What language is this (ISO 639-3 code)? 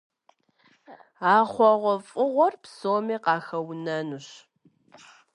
kbd